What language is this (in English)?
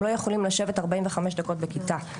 Hebrew